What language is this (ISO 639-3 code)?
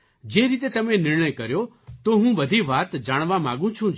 guj